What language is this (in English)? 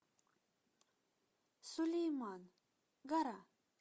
Russian